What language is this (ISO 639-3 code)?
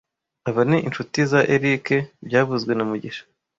kin